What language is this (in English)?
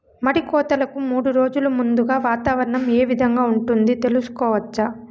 Telugu